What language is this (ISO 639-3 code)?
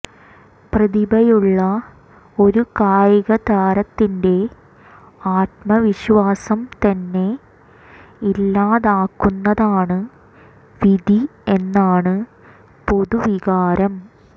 mal